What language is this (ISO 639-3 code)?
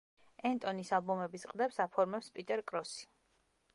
kat